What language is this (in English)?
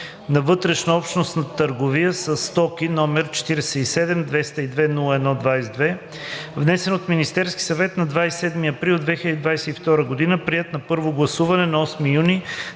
Bulgarian